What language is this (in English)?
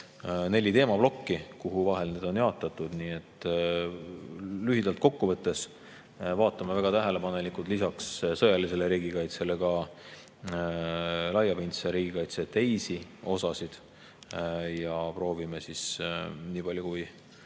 Estonian